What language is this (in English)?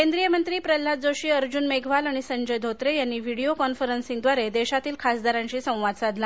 Marathi